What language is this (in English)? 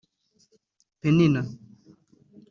Kinyarwanda